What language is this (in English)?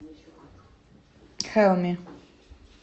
Russian